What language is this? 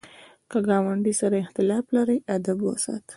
Pashto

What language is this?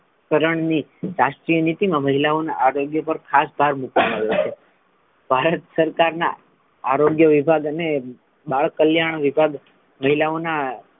Gujarati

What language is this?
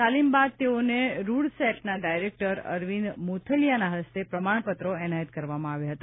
Gujarati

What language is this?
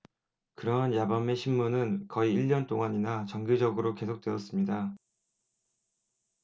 Korean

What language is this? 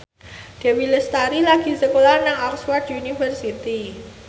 Javanese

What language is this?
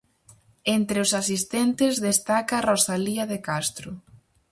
Galician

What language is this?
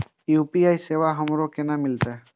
Maithili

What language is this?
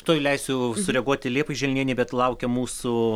Lithuanian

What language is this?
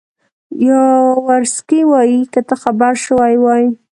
Pashto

